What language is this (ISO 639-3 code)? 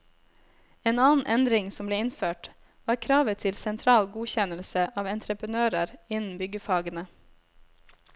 nor